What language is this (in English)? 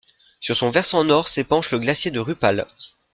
French